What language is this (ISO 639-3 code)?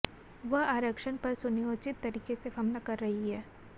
hin